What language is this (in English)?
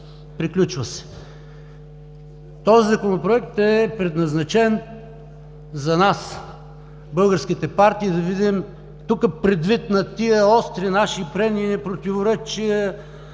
Bulgarian